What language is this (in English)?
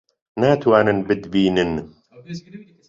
Central Kurdish